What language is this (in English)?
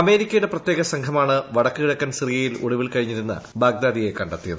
Malayalam